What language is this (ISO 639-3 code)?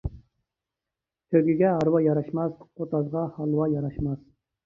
uig